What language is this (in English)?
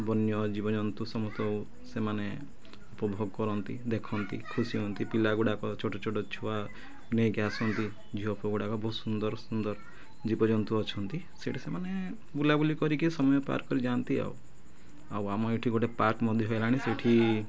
Odia